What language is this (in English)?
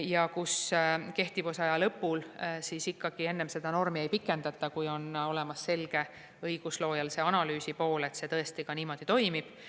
Estonian